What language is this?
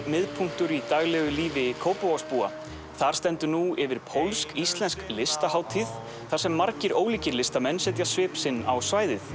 Icelandic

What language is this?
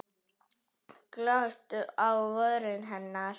Icelandic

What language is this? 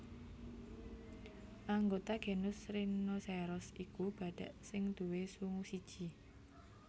Javanese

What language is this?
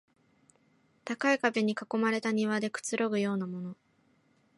Japanese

